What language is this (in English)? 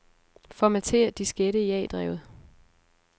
Danish